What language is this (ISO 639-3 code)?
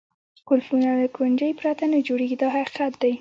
pus